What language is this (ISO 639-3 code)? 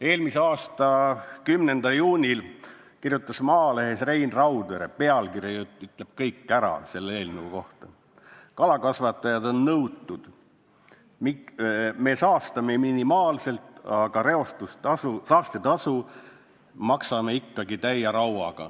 est